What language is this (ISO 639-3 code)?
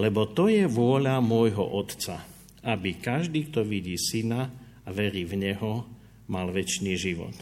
slk